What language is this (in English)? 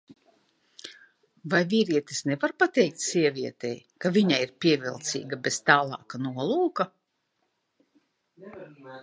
Latvian